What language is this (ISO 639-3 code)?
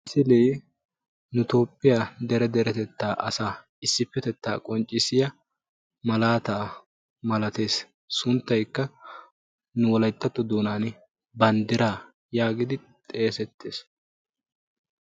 wal